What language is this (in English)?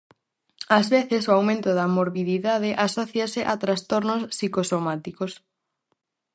Galician